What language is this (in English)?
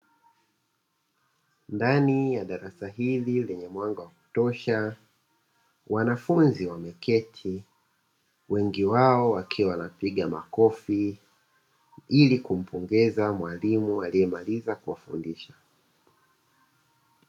Swahili